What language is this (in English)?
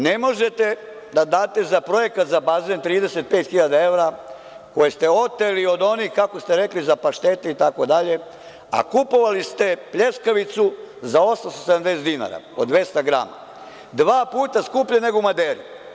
Serbian